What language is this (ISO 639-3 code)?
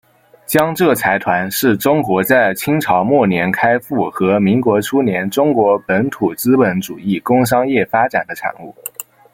zho